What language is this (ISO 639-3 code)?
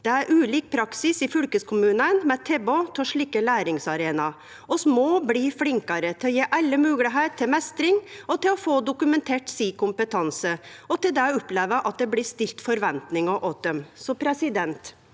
nor